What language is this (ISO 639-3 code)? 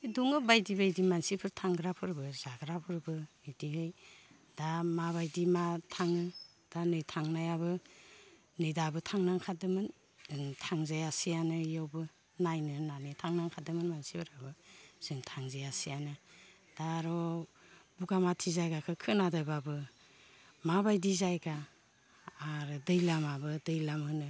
brx